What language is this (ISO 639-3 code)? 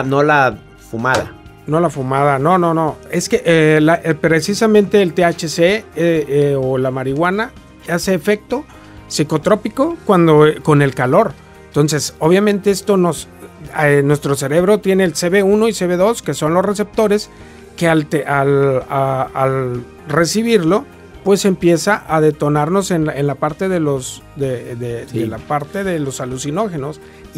spa